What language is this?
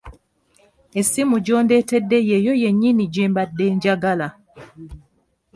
Ganda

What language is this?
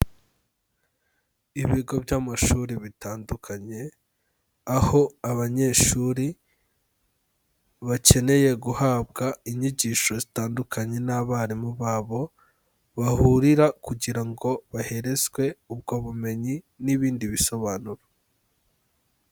Kinyarwanda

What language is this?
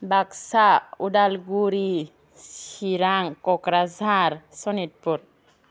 Bodo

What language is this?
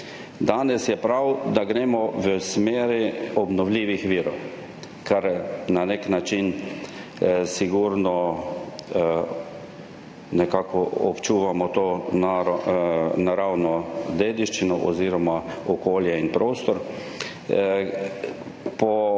Slovenian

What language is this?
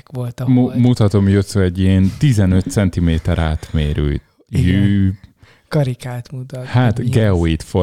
Hungarian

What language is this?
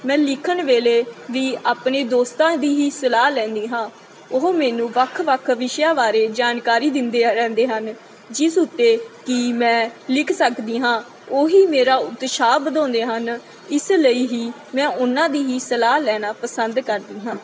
Punjabi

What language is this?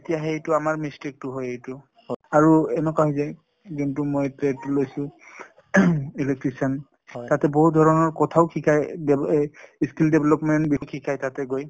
Assamese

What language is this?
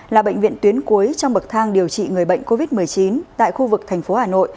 Vietnamese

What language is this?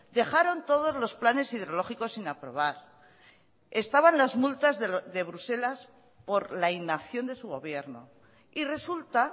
Spanish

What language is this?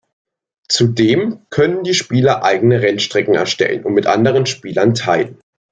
German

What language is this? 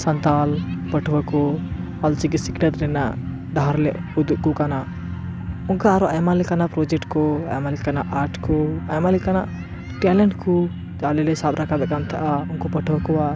Santali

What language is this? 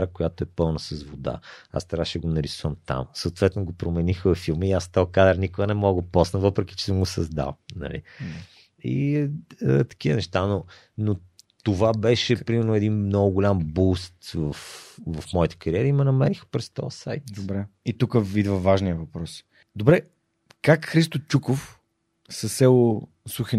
Bulgarian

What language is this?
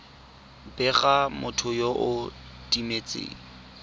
Tswana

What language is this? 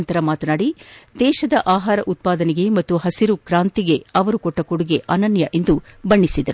Kannada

